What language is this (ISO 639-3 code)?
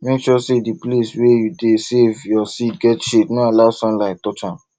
pcm